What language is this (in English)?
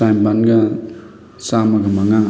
Manipuri